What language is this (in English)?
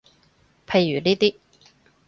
Cantonese